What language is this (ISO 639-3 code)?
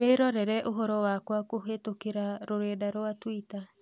kik